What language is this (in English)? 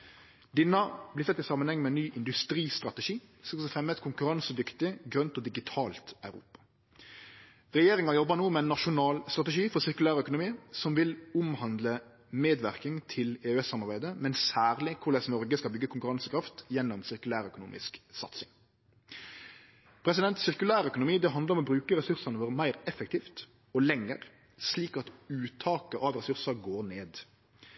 Norwegian Nynorsk